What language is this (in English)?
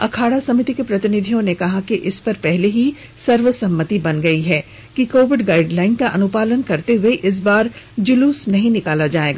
Hindi